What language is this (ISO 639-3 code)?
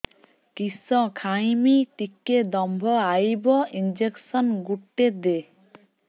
ori